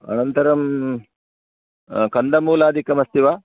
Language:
Sanskrit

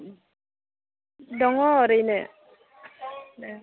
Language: Bodo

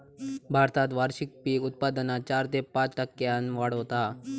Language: Marathi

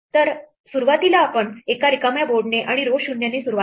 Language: Marathi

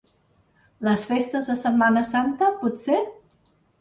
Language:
Catalan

